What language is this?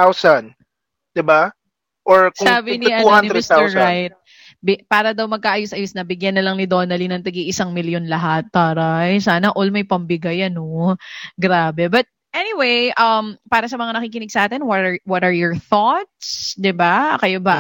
Filipino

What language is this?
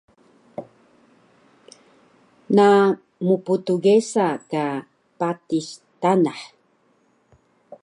Taroko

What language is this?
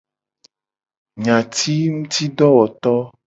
Gen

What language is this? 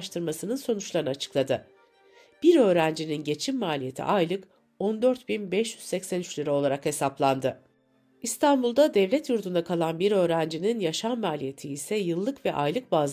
Turkish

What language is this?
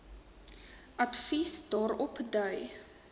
Afrikaans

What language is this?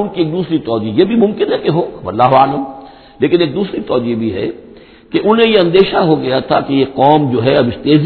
Urdu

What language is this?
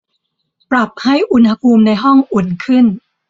Thai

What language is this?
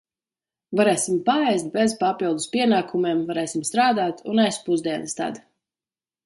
Latvian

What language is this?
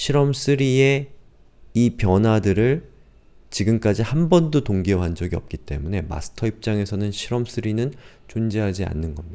Korean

